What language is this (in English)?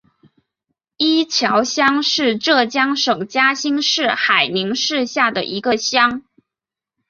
Chinese